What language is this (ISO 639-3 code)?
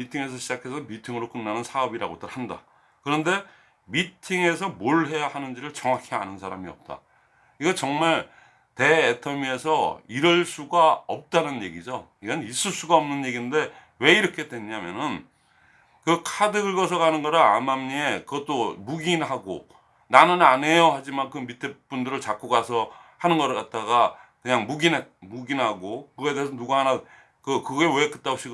kor